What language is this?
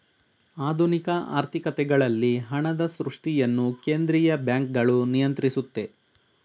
Kannada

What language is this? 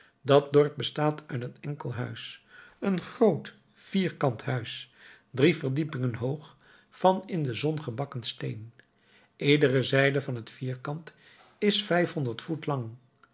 Dutch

